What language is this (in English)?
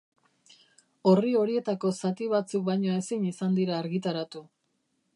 Basque